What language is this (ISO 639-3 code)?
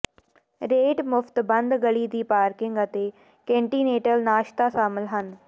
pan